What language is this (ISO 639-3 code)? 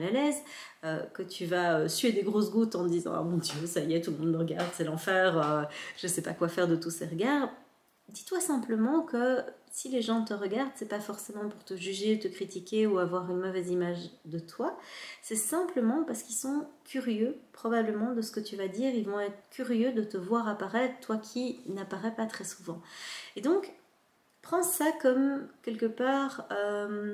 fra